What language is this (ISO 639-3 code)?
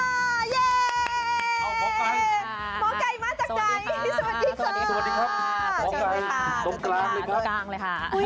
tha